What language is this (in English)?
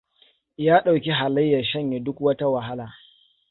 Hausa